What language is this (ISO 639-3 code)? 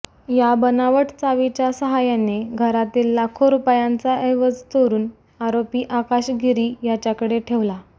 mar